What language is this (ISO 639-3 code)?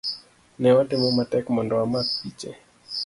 luo